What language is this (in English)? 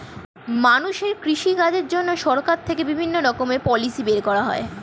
Bangla